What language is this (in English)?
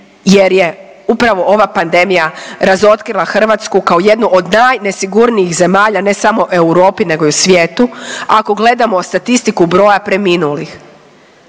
Croatian